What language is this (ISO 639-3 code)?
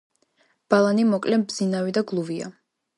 kat